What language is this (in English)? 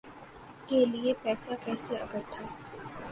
Urdu